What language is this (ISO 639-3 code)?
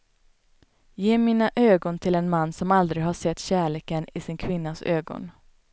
swe